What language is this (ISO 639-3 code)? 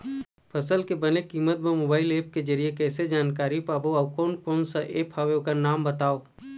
hne